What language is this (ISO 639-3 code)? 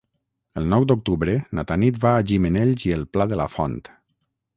cat